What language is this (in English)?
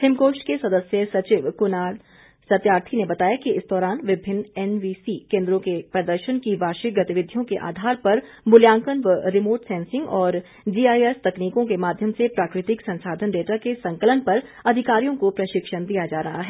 Hindi